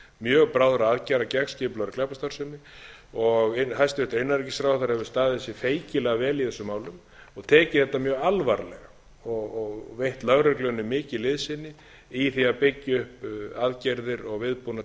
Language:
Icelandic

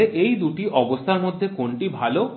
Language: Bangla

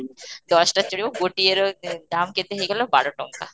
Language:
Odia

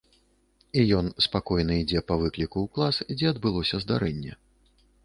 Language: Belarusian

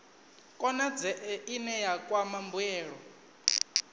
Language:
Venda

